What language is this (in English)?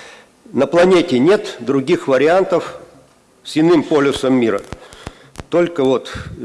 Russian